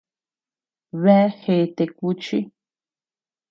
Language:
Tepeuxila Cuicatec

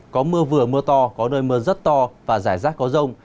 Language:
Vietnamese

